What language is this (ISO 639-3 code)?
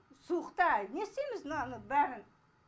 kaz